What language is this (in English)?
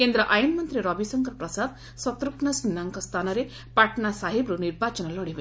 Odia